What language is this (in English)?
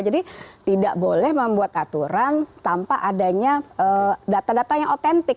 Indonesian